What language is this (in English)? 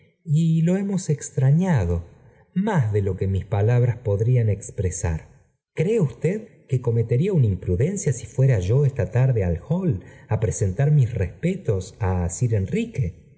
Spanish